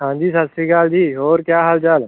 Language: Punjabi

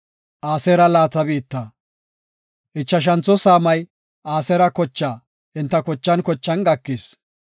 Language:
Gofa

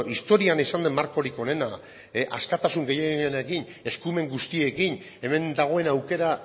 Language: Basque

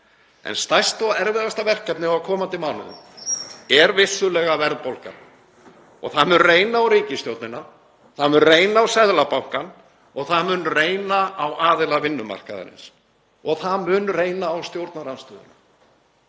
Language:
Icelandic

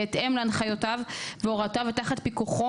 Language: Hebrew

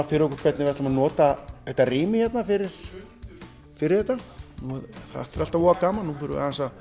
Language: Icelandic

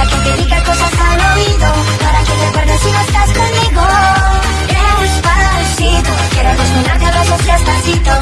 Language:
Spanish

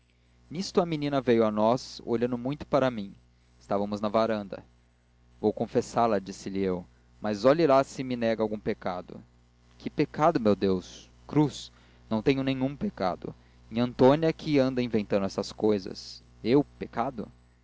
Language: Portuguese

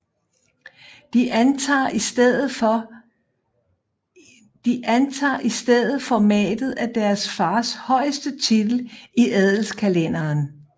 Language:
Danish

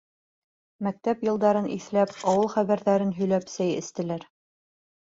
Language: Bashkir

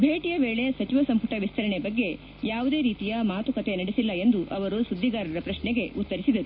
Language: Kannada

